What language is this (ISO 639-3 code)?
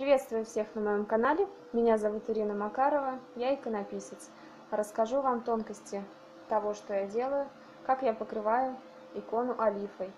rus